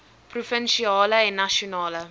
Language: Afrikaans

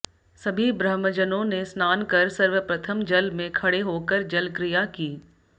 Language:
Hindi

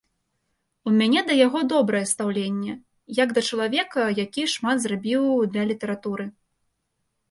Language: Belarusian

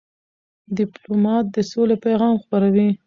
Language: Pashto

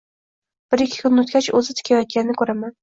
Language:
Uzbek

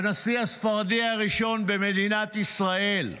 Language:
Hebrew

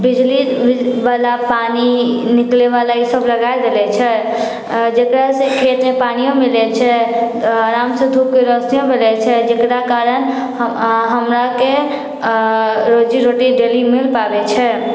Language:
Maithili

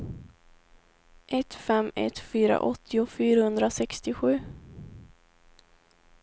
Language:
Swedish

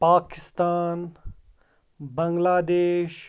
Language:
Kashmiri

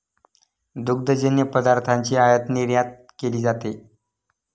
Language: Marathi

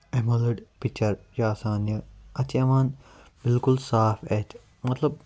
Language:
Kashmiri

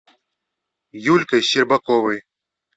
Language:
Russian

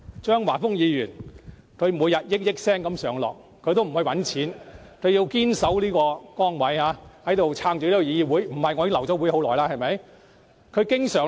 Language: Cantonese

